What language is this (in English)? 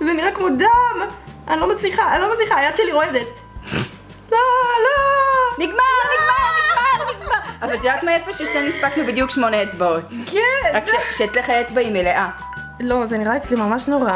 Hebrew